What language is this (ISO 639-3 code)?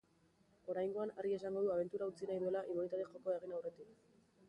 eus